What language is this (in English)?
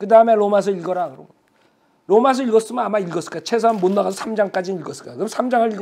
Korean